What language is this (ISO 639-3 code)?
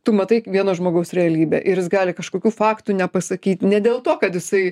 lit